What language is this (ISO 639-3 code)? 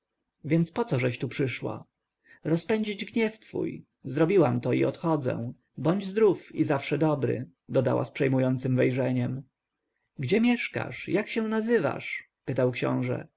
pol